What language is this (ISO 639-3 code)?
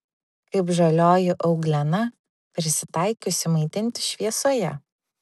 lit